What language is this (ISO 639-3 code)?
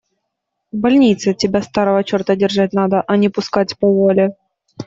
rus